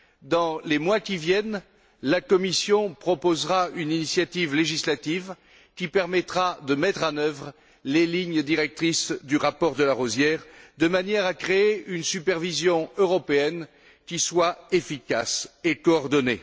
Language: French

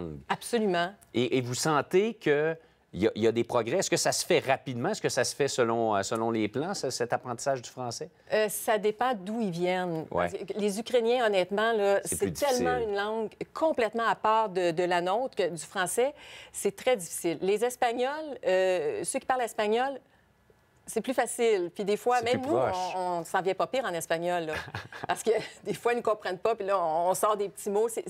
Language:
French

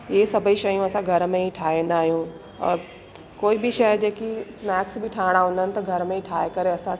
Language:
Sindhi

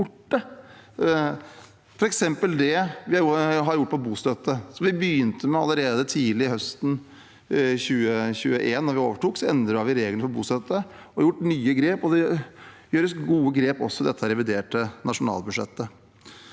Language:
Norwegian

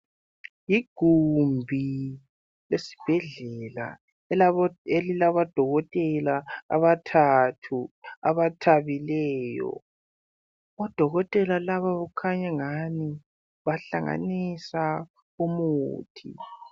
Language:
North Ndebele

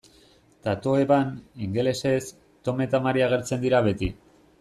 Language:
Basque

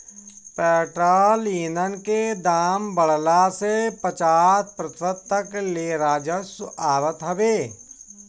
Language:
Bhojpuri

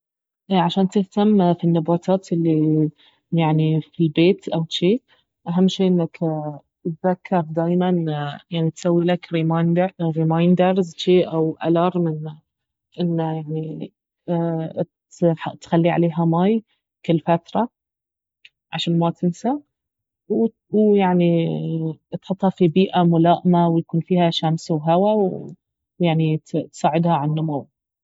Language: Baharna Arabic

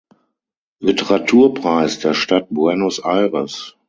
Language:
German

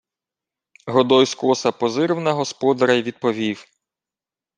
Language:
Ukrainian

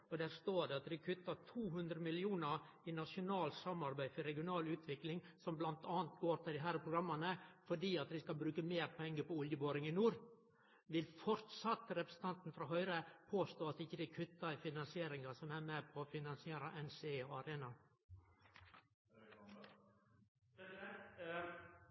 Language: Norwegian Nynorsk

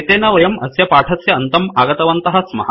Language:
Sanskrit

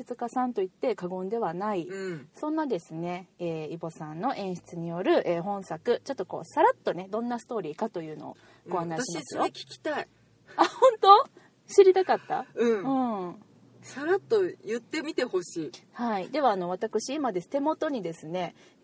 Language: Japanese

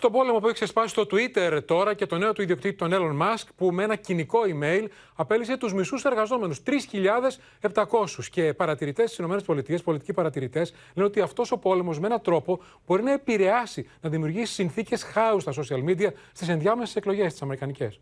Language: Greek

